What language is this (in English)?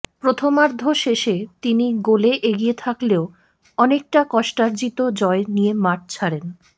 Bangla